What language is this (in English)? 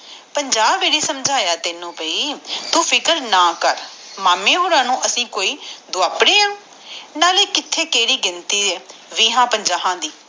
Punjabi